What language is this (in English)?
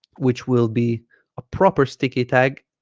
English